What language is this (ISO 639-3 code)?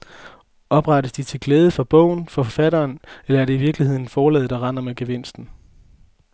dan